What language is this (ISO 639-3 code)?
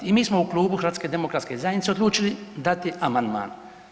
hrv